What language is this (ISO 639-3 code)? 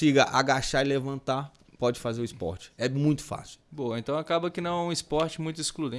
por